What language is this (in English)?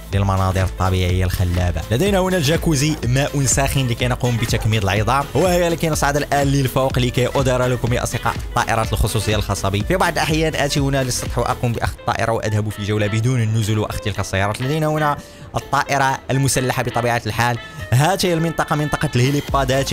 Arabic